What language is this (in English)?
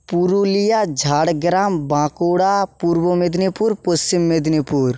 Bangla